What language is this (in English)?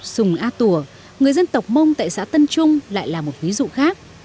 Vietnamese